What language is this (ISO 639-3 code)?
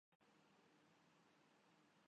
urd